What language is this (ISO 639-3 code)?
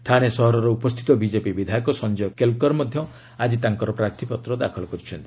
ori